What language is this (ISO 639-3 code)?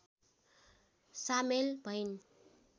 nep